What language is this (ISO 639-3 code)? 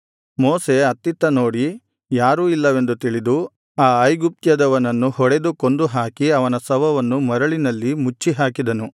kan